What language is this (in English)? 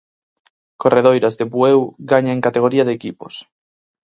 Galician